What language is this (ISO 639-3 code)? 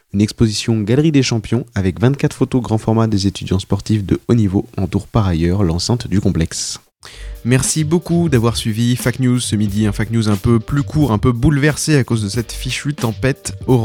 fra